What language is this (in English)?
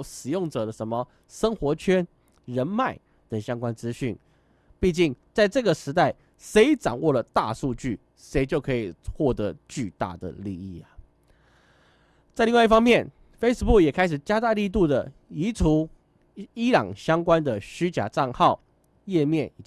Chinese